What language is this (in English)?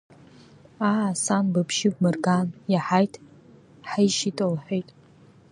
Abkhazian